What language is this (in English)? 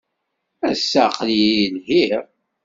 Kabyle